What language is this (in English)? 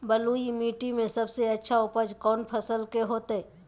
Magahi